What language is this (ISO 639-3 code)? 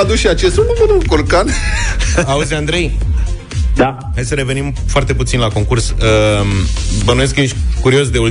ron